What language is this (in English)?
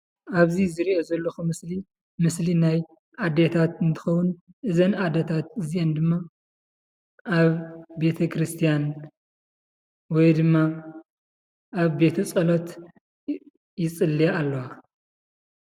Tigrinya